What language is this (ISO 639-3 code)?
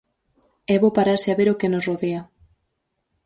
glg